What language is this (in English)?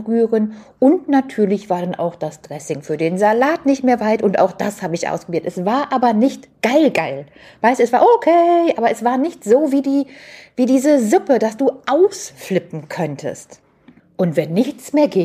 German